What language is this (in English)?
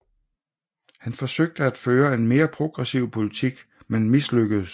Danish